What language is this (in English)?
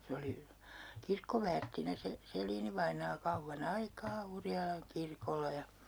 Finnish